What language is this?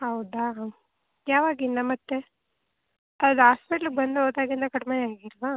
Kannada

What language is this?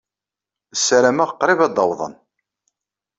Kabyle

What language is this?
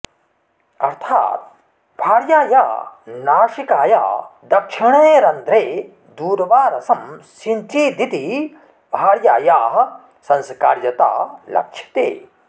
Sanskrit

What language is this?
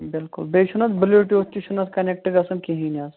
Kashmiri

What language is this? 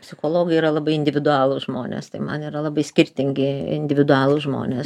Lithuanian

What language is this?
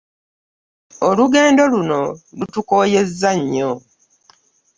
Ganda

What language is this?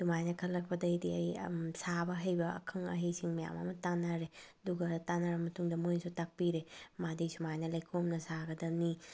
Manipuri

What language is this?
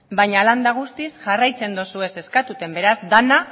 Basque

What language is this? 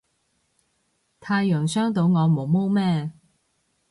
Cantonese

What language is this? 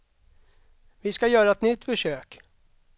Swedish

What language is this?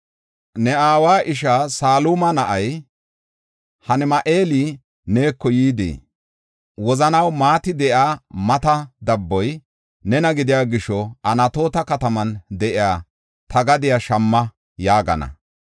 Gofa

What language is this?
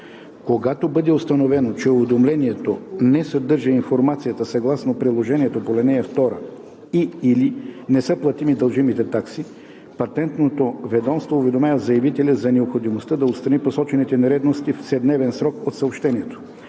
Bulgarian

